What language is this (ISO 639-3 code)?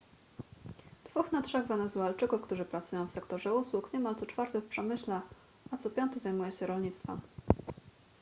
pol